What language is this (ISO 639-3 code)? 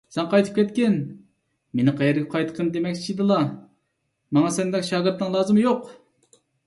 uig